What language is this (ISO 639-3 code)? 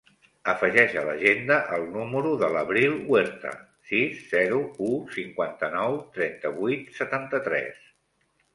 cat